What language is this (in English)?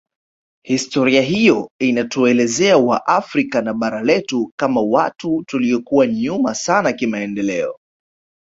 Swahili